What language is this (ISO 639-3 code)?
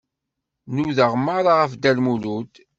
kab